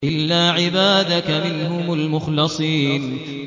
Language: Arabic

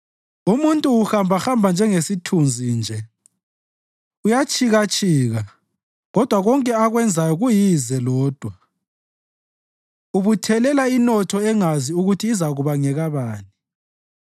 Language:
North Ndebele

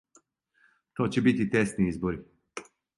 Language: Serbian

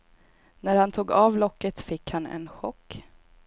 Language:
Swedish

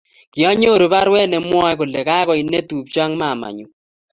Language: Kalenjin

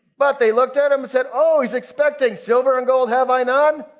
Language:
English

